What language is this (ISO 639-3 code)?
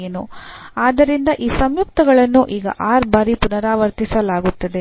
kan